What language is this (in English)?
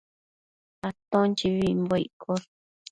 Matsés